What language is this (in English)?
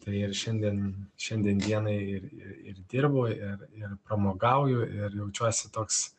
Lithuanian